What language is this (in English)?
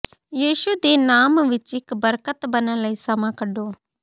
Punjabi